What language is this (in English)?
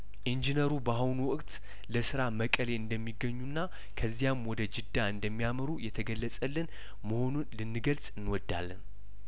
Amharic